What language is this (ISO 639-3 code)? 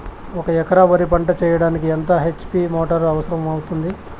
tel